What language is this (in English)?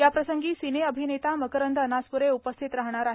Marathi